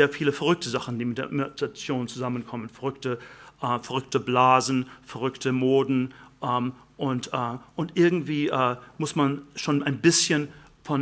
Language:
German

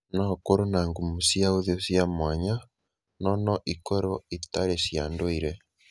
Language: Kikuyu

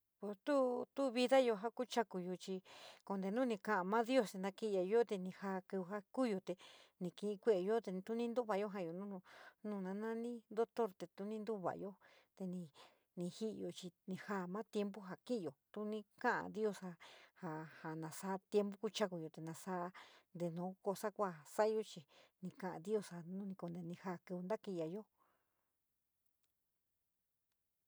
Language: San Miguel El Grande Mixtec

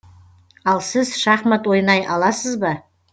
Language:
Kazakh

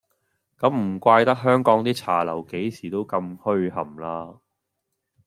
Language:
Cantonese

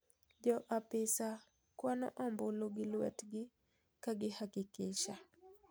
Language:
Luo (Kenya and Tanzania)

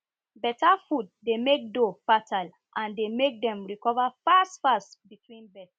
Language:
Nigerian Pidgin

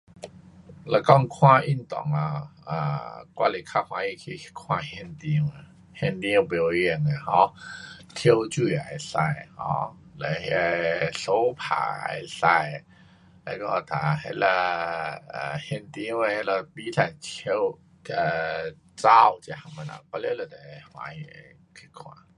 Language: Pu-Xian Chinese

